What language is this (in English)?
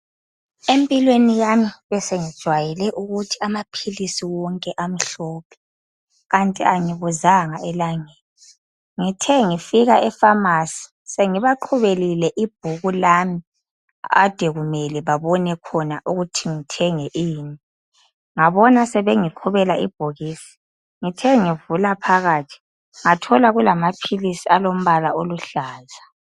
North Ndebele